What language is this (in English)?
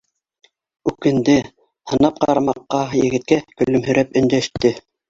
Bashkir